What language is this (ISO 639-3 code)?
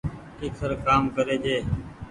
gig